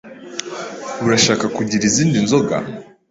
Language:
Kinyarwanda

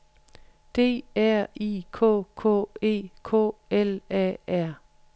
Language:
Danish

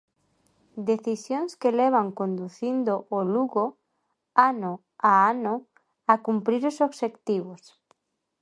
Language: Galician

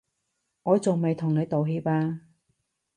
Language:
Cantonese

